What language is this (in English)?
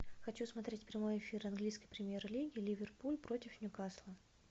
Russian